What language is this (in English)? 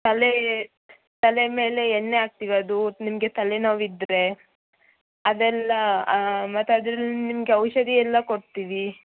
Kannada